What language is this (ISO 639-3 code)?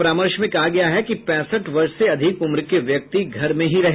hin